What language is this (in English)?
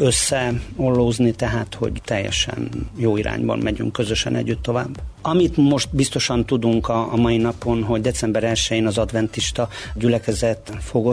Hungarian